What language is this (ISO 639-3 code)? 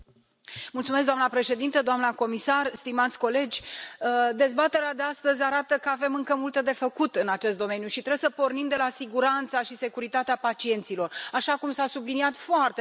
ron